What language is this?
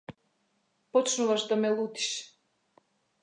Macedonian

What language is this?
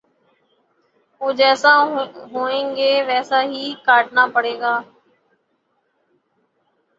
Urdu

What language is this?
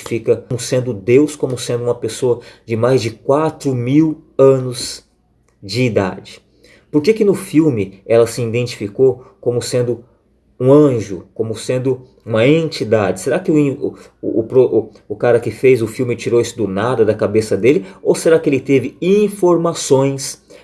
Portuguese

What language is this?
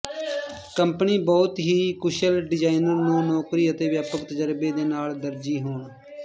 Punjabi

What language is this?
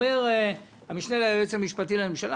Hebrew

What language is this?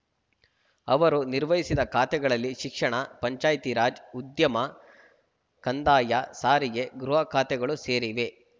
Kannada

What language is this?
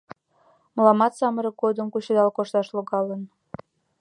Mari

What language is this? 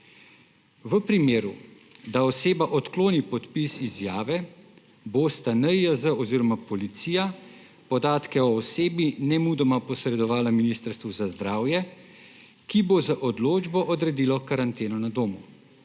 Slovenian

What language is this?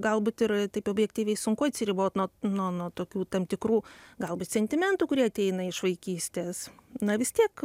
Lithuanian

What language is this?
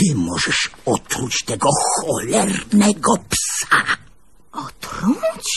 Polish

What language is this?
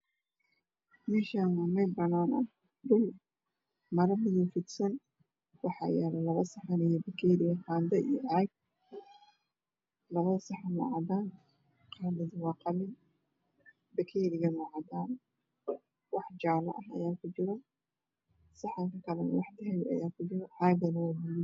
Somali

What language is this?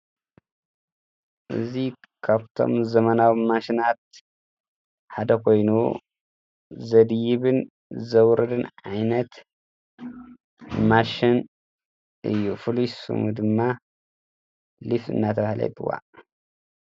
Tigrinya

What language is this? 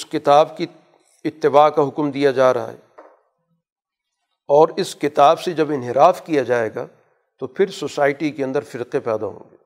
Urdu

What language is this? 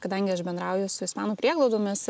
Lithuanian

